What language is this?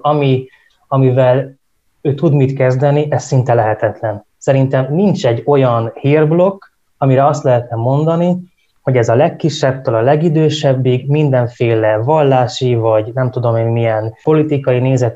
Hungarian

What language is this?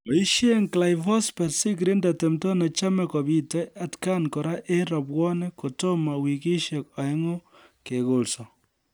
Kalenjin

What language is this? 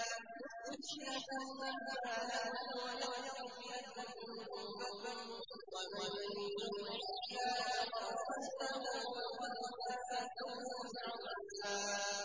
Arabic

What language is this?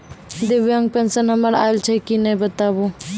Maithili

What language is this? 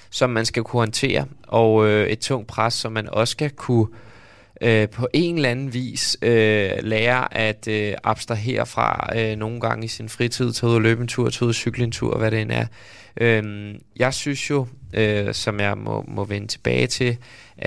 Danish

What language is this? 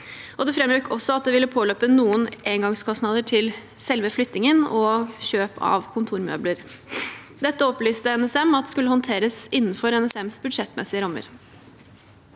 Norwegian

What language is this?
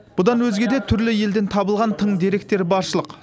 Kazakh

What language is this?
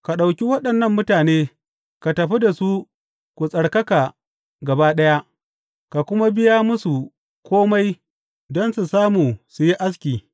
Hausa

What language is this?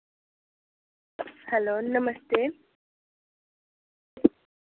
Dogri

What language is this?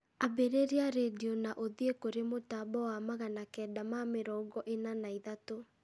Kikuyu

